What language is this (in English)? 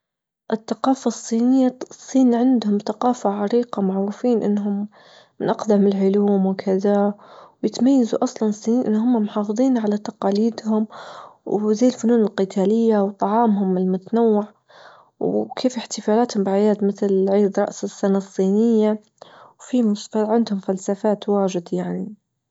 Libyan Arabic